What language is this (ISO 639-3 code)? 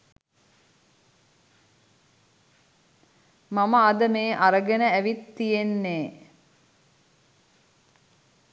sin